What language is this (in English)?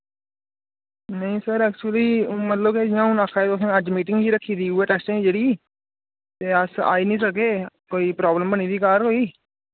Dogri